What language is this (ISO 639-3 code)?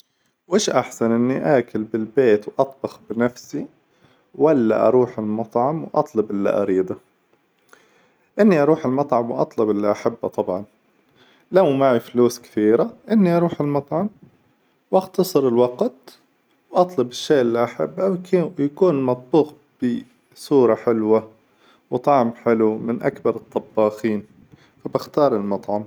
acw